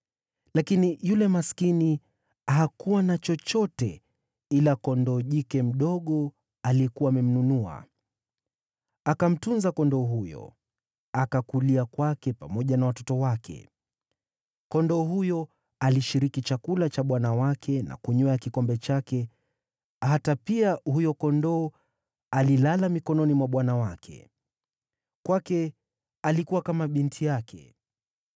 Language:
Swahili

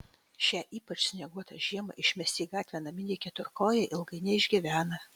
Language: Lithuanian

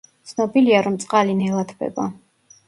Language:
Georgian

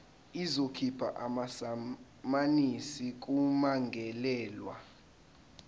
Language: Zulu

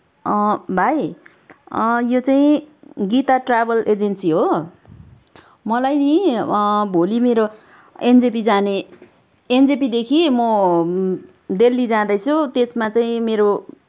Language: Nepali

